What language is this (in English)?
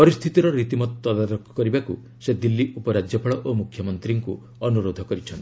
Odia